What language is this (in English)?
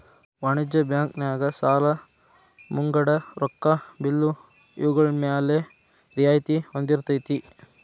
Kannada